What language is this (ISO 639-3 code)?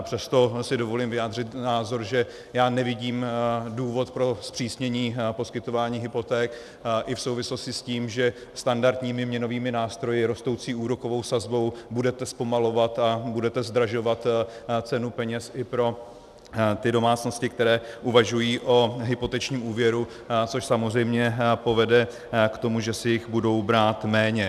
ces